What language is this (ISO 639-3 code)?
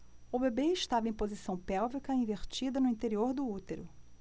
por